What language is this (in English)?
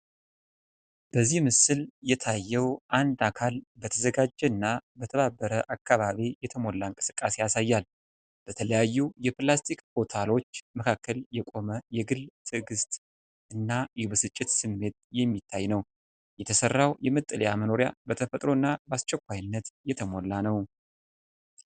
Amharic